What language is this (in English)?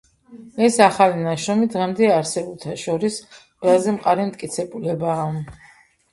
Georgian